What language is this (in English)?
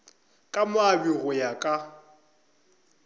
Northern Sotho